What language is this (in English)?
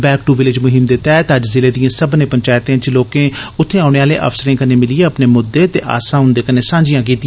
Dogri